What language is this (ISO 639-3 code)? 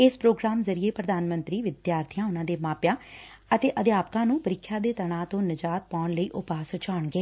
pan